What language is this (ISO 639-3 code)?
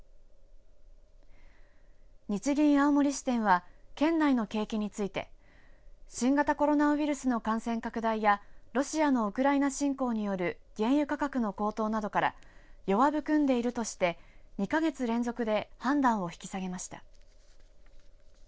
jpn